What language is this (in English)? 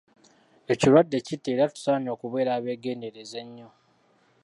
Ganda